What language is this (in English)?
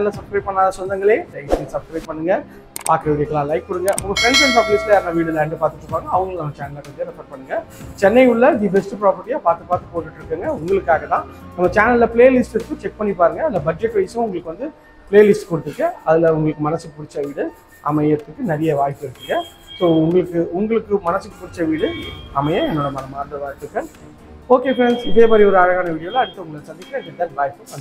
Tamil